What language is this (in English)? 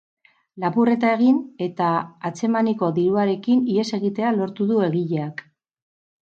Basque